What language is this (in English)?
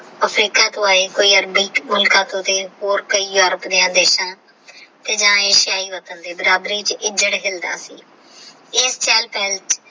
Punjabi